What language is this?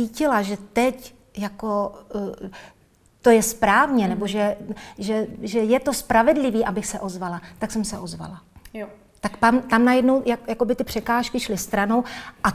Czech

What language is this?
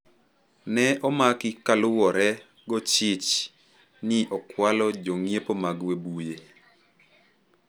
Luo (Kenya and Tanzania)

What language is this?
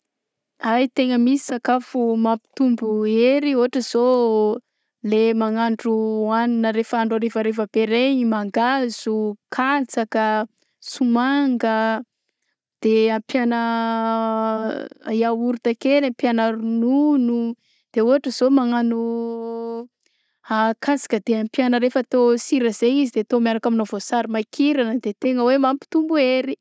Southern Betsimisaraka Malagasy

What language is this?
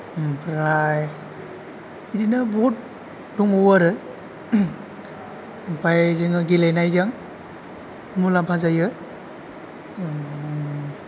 Bodo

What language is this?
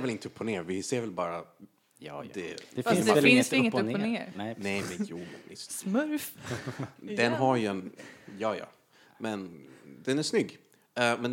Swedish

